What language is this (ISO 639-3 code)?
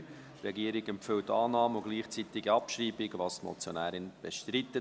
gsw